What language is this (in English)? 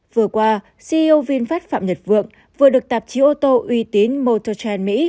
Vietnamese